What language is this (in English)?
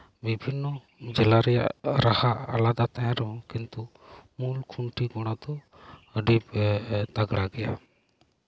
Santali